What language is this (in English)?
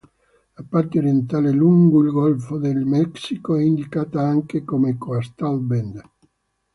Italian